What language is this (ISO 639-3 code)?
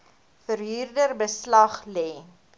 afr